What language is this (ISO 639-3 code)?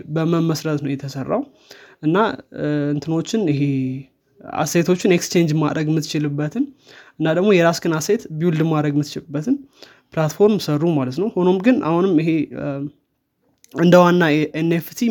amh